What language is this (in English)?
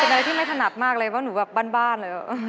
Thai